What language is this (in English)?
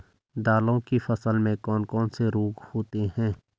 Hindi